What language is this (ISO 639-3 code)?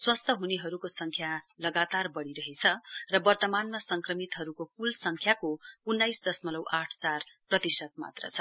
nep